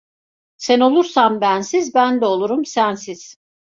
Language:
Turkish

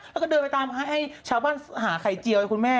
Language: Thai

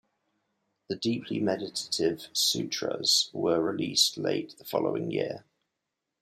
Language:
English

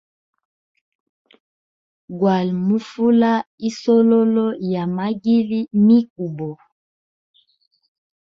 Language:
Hemba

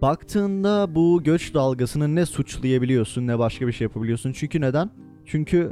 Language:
Turkish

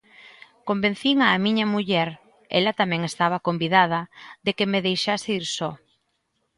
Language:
Galician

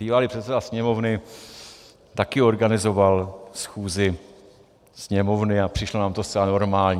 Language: Czech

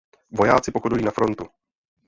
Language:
Czech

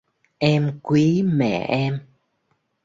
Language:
Vietnamese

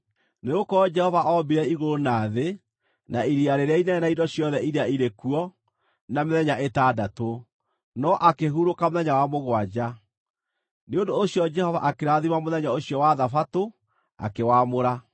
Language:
Kikuyu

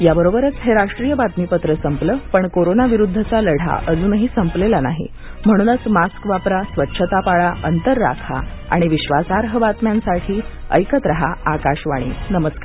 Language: Marathi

